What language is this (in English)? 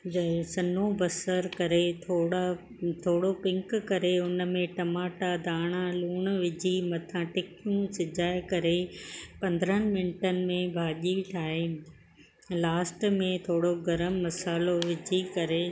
Sindhi